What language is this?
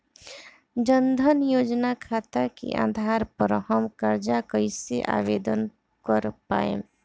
Bhojpuri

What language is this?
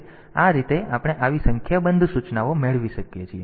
Gujarati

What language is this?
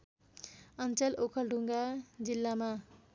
Nepali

